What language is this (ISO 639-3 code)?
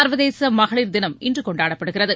tam